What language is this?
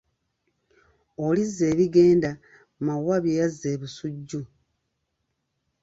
Ganda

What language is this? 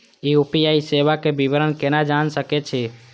Maithili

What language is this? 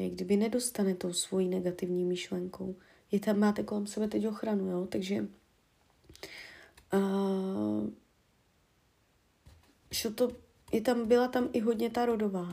Czech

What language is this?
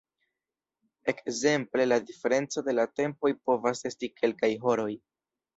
Esperanto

